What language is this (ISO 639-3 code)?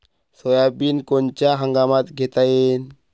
mar